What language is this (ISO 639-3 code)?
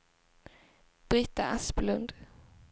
swe